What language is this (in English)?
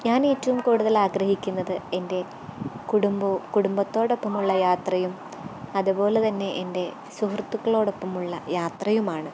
Malayalam